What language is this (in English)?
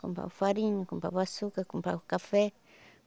Portuguese